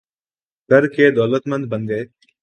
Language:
Urdu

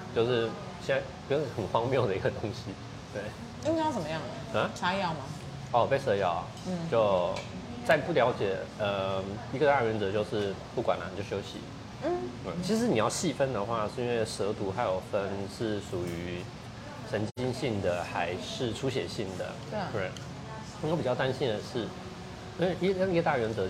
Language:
Chinese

